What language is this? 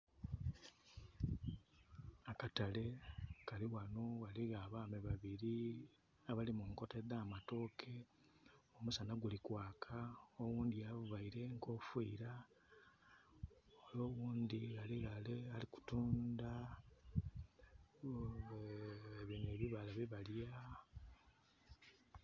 Soga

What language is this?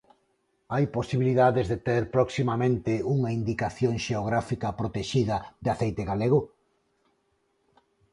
Galician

